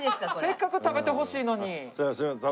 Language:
Japanese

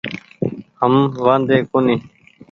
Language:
Goaria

